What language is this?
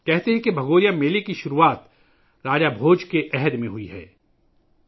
Urdu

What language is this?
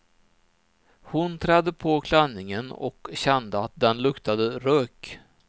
Swedish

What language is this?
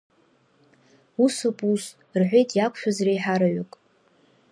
Abkhazian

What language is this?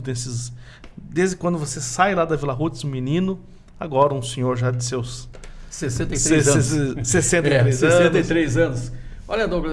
Portuguese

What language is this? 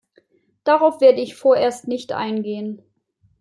German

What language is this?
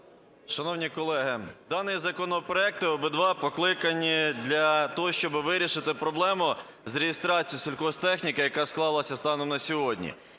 Ukrainian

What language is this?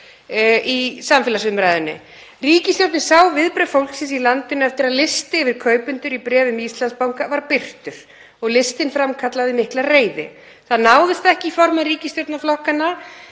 Icelandic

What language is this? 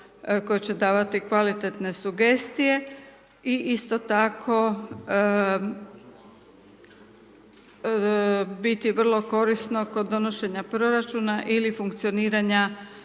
Croatian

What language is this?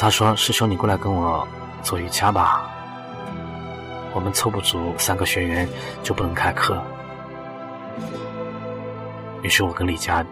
Chinese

